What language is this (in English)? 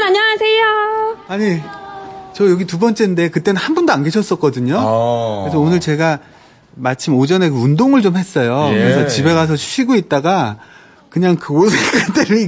Korean